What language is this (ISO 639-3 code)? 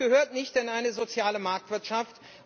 deu